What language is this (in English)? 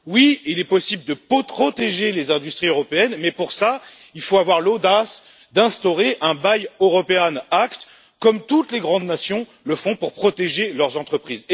French